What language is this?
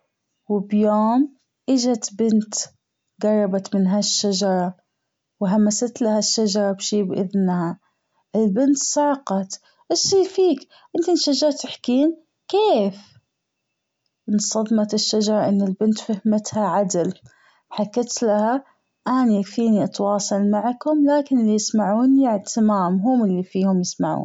Gulf Arabic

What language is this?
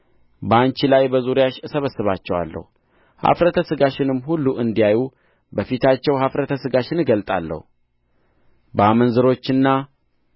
Amharic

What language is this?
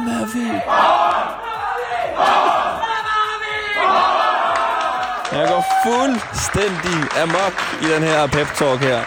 Danish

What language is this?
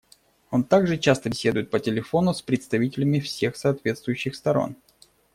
Russian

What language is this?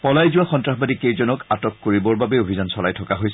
Assamese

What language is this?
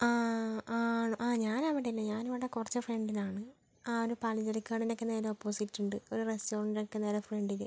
Malayalam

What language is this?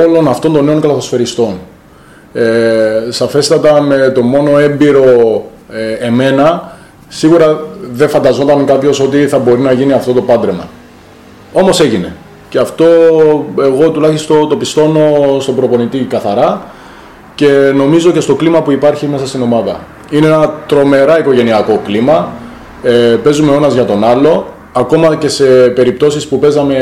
Greek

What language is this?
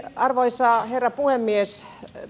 Finnish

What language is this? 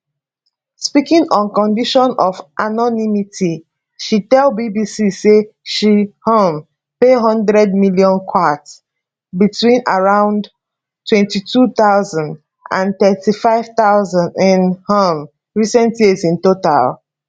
Nigerian Pidgin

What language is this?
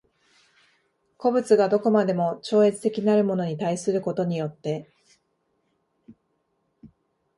Japanese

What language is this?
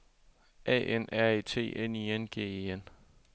Danish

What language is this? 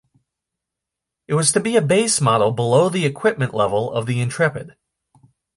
English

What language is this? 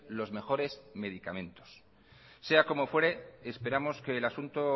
Spanish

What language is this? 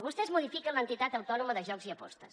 Catalan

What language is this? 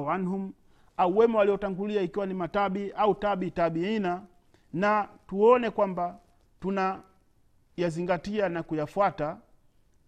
Swahili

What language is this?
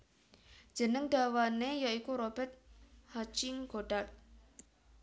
Javanese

